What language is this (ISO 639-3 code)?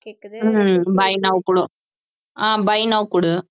tam